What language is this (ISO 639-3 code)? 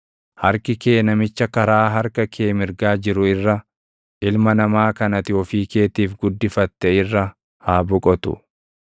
orm